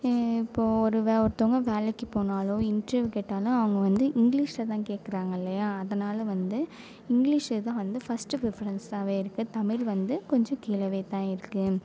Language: Tamil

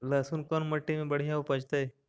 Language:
Magahi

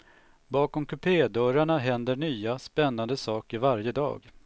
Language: Swedish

